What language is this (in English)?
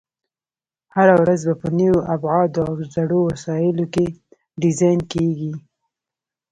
Pashto